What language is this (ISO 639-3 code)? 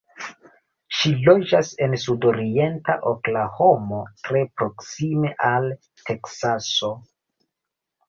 epo